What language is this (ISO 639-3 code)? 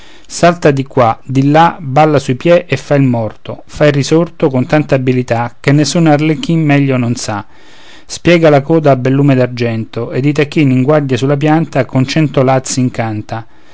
ita